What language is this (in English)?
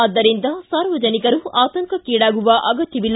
Kannada